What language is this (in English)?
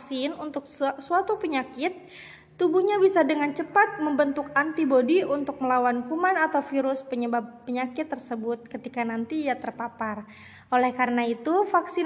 Indonesian